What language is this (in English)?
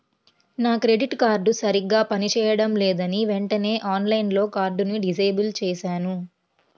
Telugu